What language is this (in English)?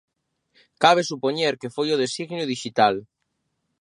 Galician